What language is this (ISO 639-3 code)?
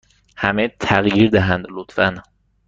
fas